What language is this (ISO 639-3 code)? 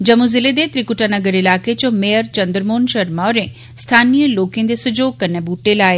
doi